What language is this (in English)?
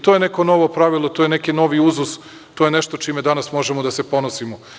Serbian